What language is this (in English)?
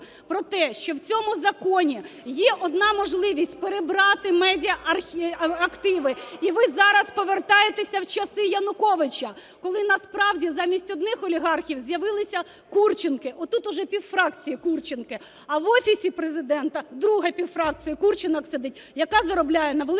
Ukrainian